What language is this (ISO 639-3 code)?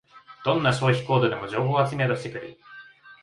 jpn